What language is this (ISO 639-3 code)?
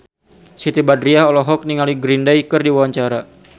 sun